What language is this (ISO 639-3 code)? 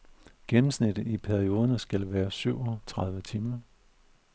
dan